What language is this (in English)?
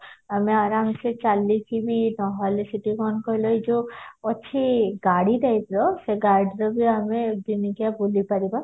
Odia